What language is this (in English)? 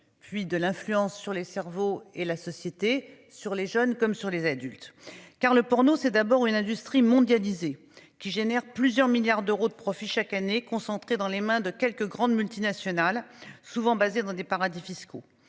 French